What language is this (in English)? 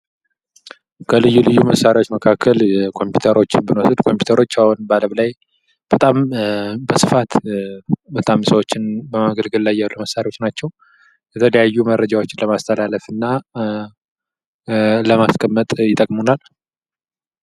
Amharic